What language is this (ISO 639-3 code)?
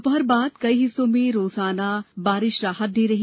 hin